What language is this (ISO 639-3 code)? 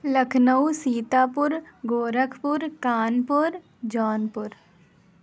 urd